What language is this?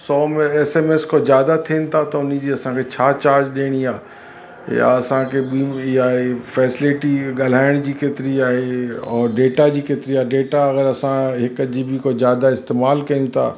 Sindhi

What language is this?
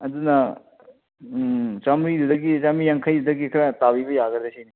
Manipuri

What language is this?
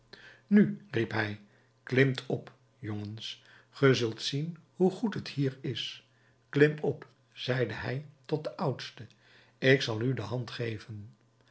Dutch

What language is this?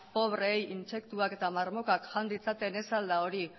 Basque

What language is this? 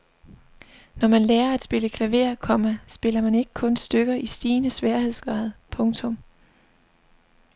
Danish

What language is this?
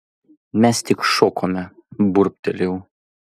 Lithuanian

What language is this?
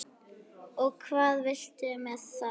Icelandic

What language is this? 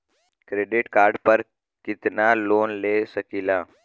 Bhojpuri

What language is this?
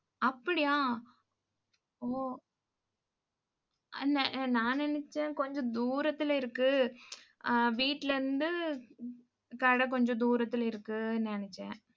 Tamil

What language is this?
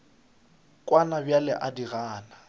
Northern Sotho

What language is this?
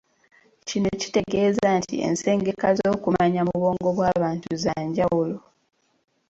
Ganda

